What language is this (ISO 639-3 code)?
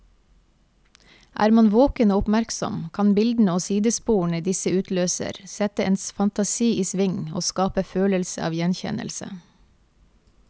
nor